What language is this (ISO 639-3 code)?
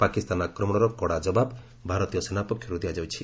ori